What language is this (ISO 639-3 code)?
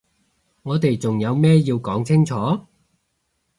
yue